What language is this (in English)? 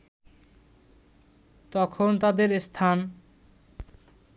Bangla